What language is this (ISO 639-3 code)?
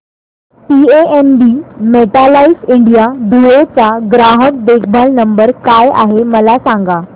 mar